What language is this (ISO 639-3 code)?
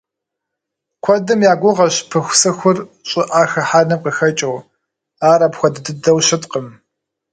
kbd